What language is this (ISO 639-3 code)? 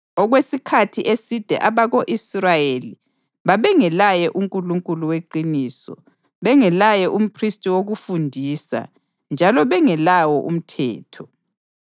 nde